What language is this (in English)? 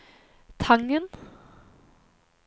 Norwegian